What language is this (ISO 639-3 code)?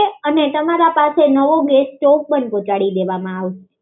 guj